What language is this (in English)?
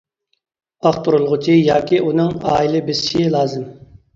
Uyghur